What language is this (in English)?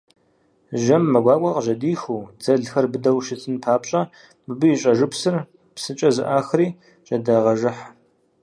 Kabardian